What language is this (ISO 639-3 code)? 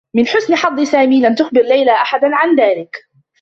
ara